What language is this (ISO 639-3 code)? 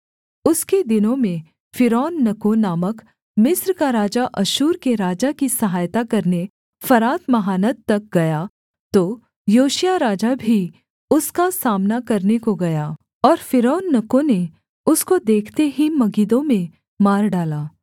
hin